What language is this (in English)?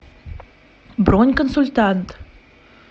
Russian